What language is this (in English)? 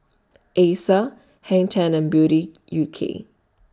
English